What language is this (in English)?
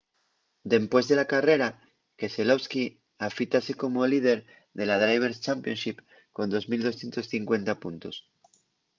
Asturian